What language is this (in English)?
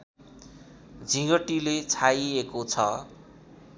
Nepali